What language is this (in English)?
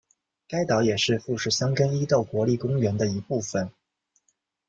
Chinese